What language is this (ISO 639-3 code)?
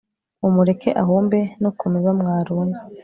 kin